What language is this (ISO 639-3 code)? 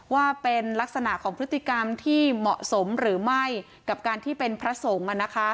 tha